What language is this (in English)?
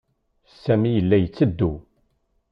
Kabyle